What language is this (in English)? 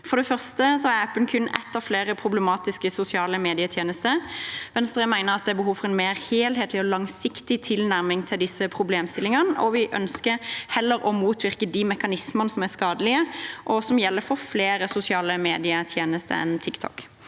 Norwegian